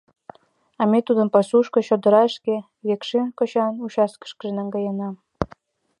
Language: Mari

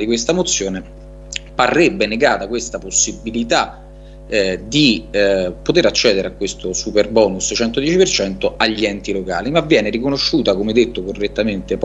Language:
Italian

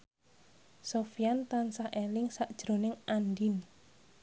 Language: Javanese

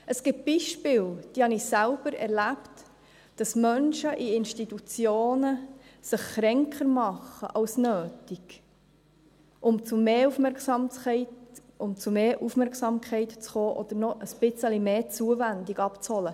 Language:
Swiss German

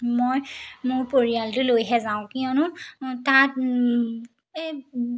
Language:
Assamese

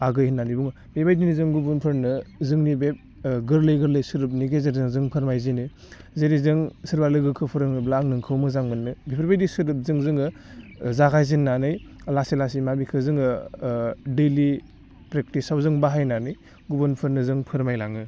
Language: Bodo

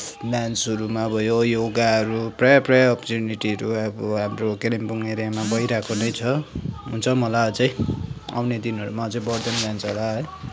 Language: Nepali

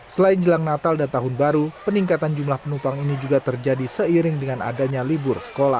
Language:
Indonesian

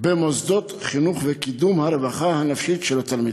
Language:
Hebrew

